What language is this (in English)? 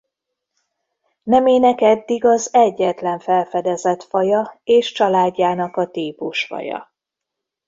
Hungarian